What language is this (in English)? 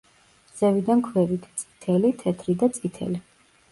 Georgian